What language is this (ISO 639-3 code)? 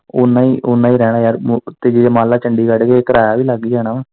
pan